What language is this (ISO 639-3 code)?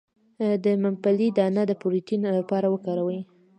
pus